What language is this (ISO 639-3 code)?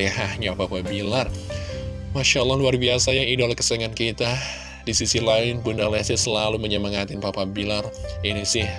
ind